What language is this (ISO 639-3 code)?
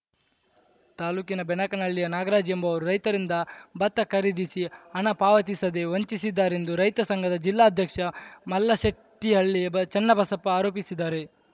kan